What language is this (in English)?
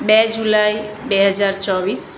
Gujarati